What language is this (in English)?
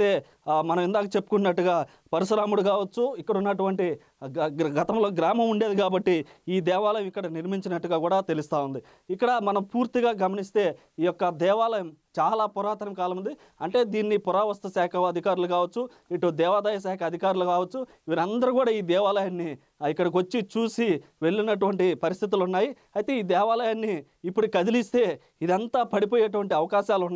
Telugu